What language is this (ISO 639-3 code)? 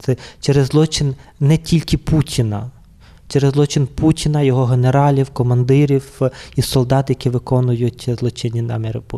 ukr